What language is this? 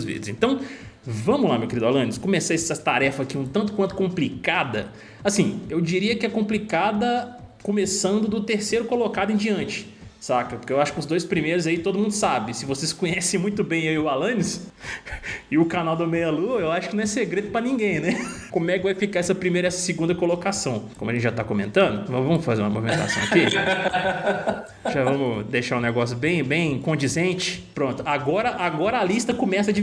Portuguese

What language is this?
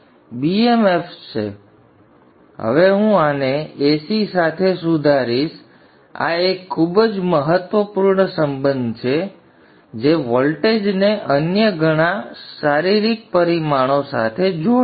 Gujarati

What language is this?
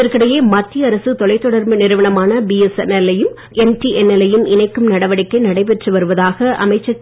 Tamil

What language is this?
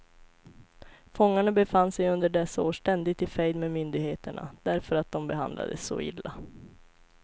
Swedish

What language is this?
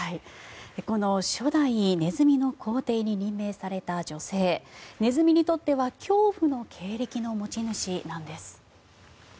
Japanese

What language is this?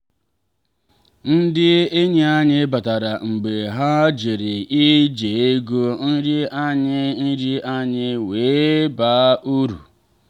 Igbo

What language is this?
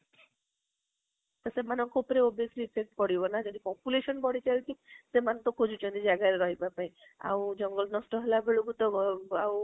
Odia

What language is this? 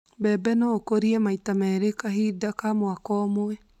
Kikuyu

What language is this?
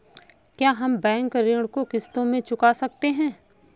Hindi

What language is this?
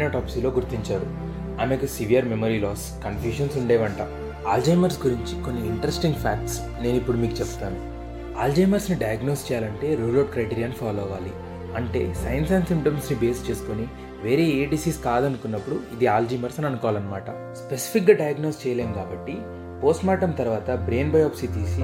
Telugu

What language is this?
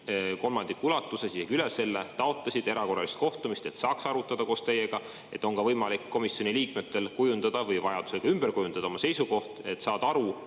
Estonian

